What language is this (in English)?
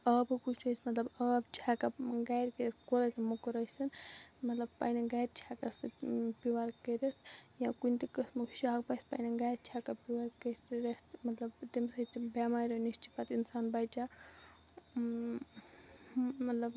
Kashmiri